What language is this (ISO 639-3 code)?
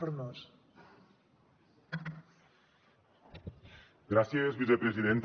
cat